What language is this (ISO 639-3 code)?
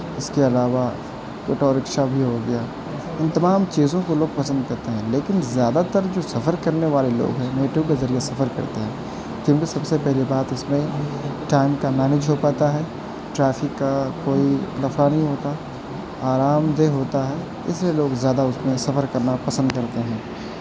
urd